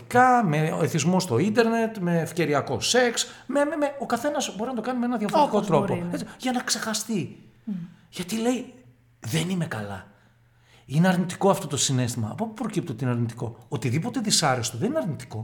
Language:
Greek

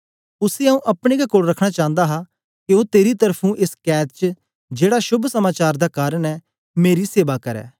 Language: Dogri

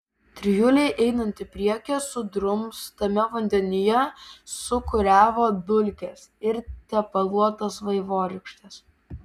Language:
Lithuanian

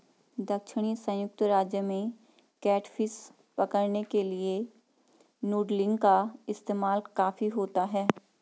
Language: Hindi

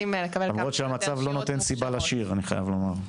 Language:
Hebrew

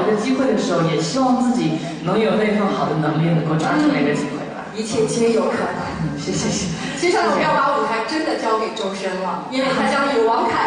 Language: Chinese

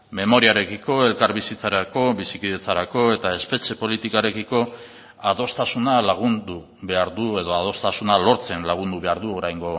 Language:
Basque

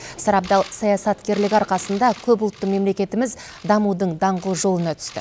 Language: Kazakh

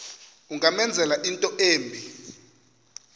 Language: Xhosa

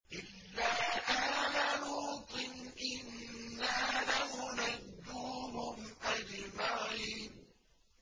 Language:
Arabic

